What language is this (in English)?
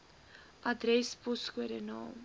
Afrikaans